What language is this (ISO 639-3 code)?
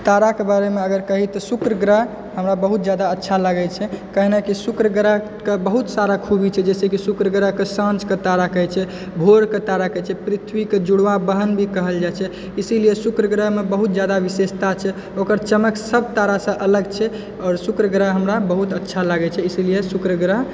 mai